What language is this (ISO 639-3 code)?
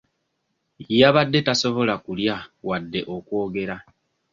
lug